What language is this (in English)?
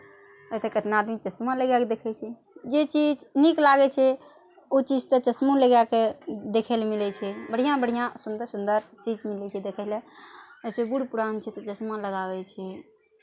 Maithili